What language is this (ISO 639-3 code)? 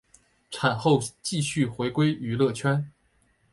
zho